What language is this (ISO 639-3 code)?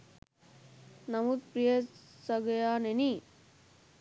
sin